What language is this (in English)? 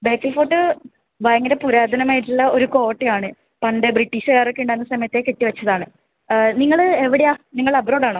Malayalam